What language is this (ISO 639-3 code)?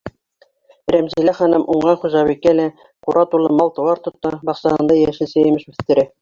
bak